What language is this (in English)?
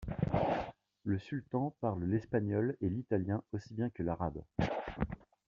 French